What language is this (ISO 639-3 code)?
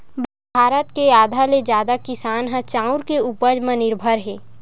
hne